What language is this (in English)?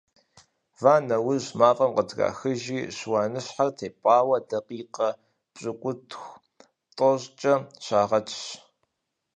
Kabardian